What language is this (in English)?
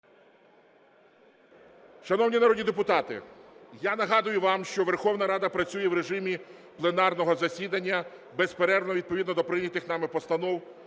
Ukrainian